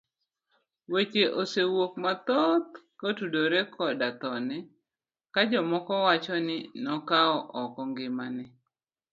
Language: Luo (Kenya and Tanzania)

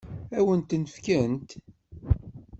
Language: Kabyle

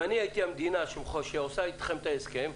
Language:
Hebrew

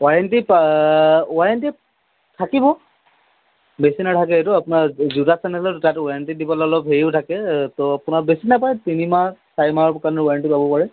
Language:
Assamese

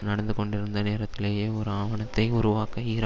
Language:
Tamil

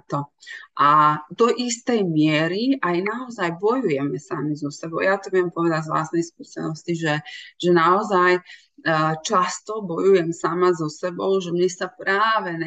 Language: Slovak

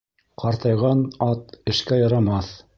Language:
Bashkir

